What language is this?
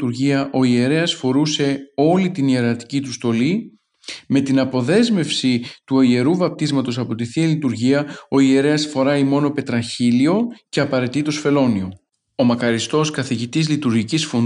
Greek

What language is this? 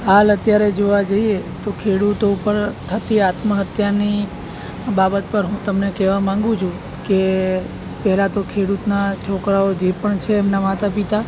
Gujarati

